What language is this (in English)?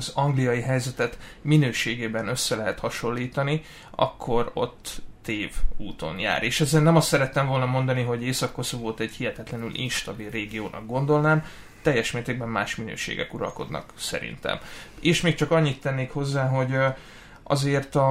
Hungarian